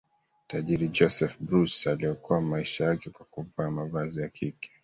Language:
Swahili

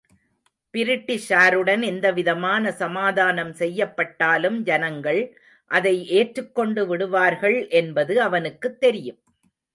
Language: Tamil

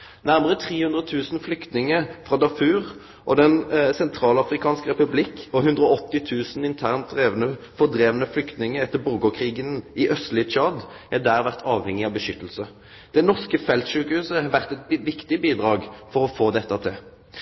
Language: Norwegian Nynorsk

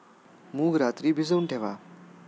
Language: Marathi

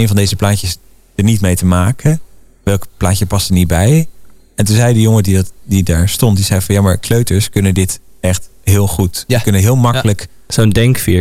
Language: Dutch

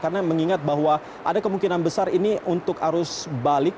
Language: Indonesian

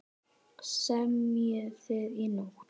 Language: Icelandic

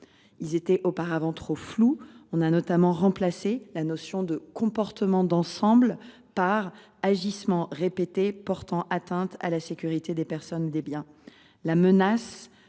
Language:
French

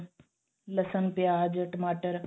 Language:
Punjabi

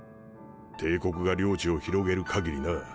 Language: Japanese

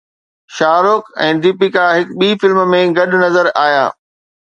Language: Sindhi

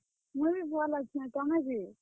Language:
Odia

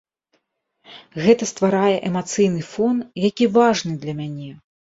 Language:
Belarusian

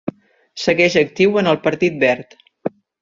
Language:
Catalan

